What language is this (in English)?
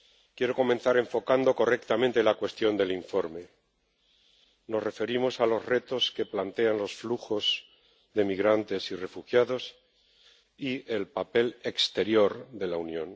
Spanish